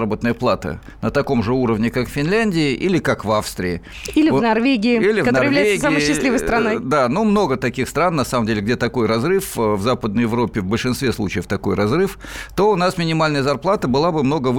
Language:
Russian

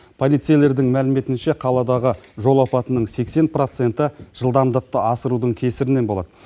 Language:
Kazakh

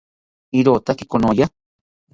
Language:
South Ucayali Ashéninka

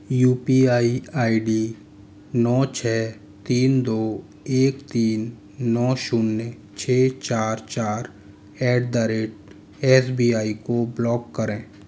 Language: Hindi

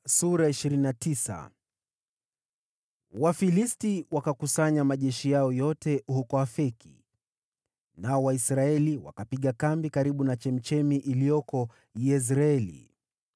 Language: Swahili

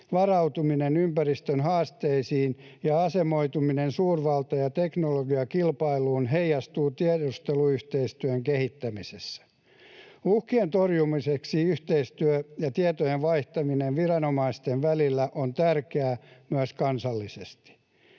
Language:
Finnish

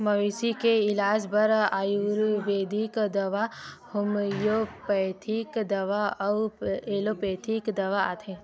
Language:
Chhattisgarhi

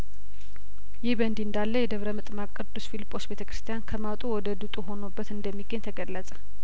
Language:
Amharic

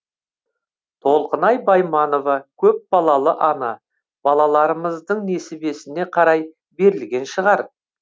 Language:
Kazakh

